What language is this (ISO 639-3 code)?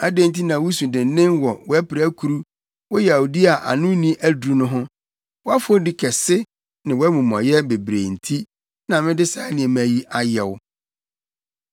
aka